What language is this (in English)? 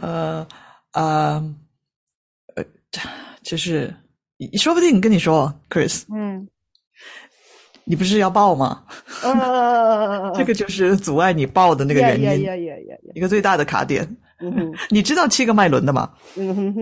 Chinese